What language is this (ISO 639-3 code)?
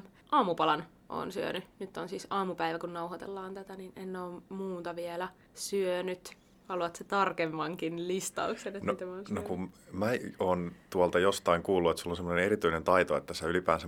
fin